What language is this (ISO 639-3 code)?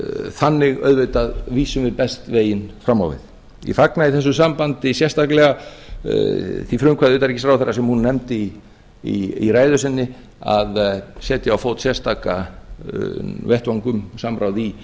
isl